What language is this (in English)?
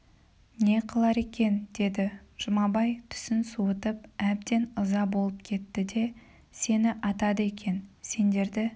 Kazakh